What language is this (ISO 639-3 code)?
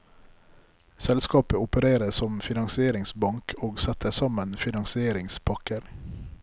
nor